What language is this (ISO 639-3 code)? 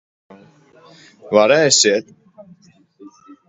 lav